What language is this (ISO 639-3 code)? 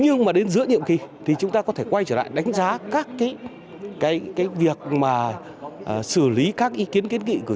vie